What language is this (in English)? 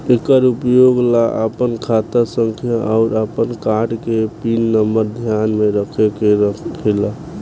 Bhojpuri